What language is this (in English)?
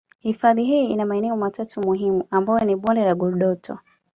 Swahili